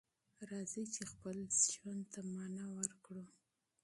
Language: Pashto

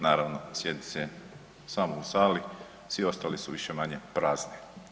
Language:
Croatian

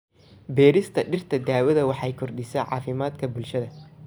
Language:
Somali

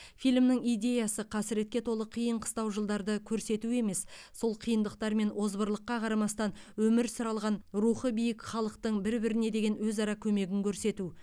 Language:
Kazakh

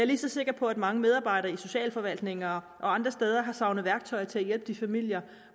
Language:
Danish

